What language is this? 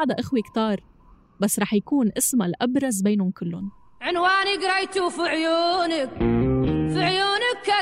Arabic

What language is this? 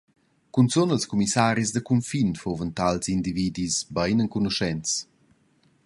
Romansh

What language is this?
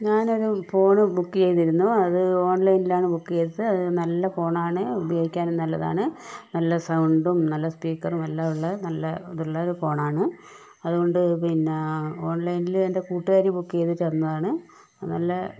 Malayalam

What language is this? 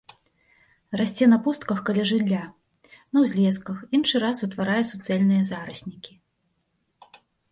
Belarusian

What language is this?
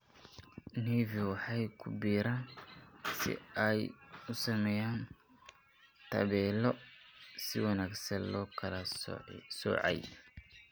Somali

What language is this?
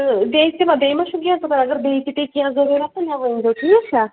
Kashmiri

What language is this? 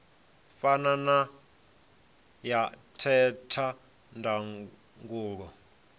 Venda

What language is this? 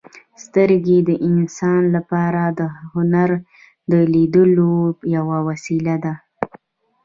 Pashto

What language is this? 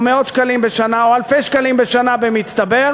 Hebrew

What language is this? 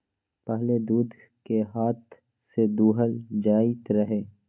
Magahi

